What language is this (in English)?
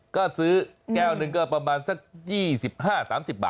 Thai